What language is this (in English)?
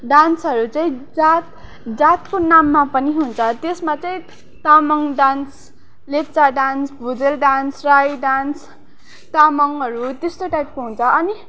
Nepali